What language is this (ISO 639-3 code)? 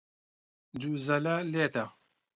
ckb